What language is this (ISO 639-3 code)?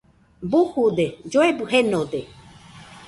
hux